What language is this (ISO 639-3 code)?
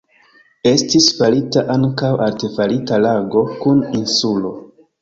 epo